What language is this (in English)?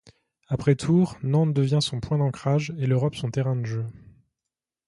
French